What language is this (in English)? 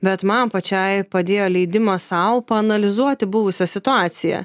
Lithuanian